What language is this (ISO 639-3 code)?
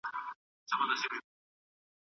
pus